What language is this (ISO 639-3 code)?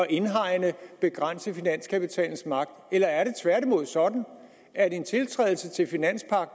dan